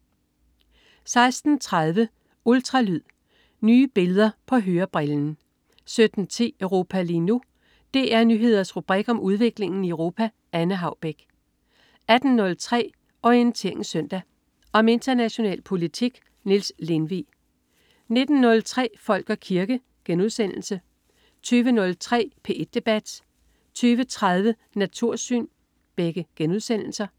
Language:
Danish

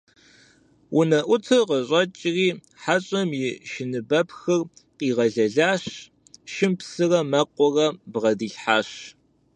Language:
Kabardian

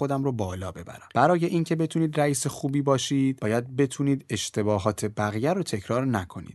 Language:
Persian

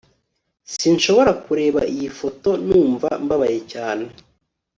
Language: Kinyarwanda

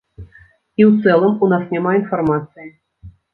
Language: Belarusian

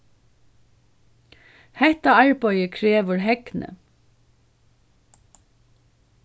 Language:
Faroese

